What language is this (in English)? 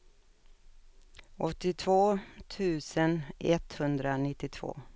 Swedish